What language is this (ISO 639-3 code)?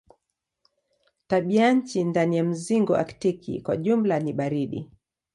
swa